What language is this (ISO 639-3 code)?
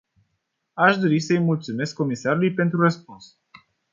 ron